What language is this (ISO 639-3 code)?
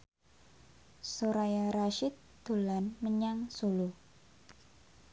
jav